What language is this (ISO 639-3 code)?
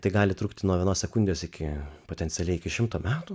lit